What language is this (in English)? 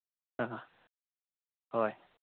Manipuri